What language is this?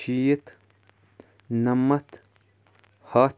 Kashmiri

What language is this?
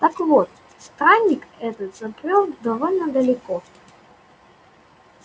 Russian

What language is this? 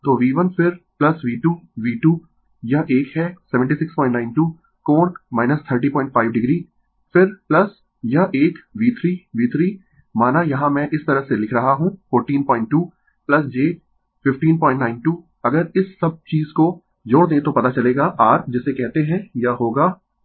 Hindi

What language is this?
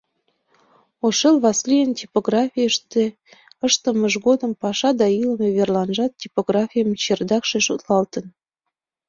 Mari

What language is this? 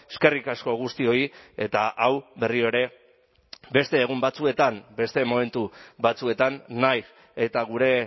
Basque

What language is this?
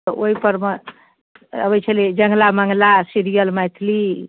Maithili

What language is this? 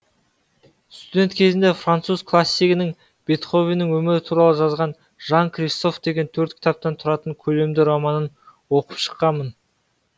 Kazakh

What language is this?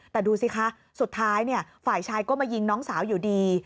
Thai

